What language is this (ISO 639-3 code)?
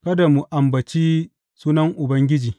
hau